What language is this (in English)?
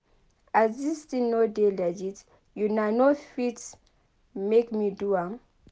Nigerian Pidgin